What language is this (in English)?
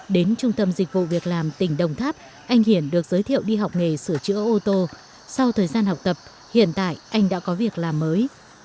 Vietnamese